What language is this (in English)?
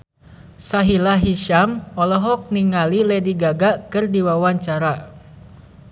Sundanese